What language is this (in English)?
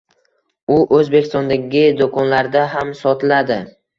Uzbek